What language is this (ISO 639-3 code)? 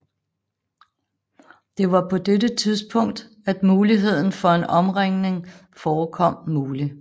dan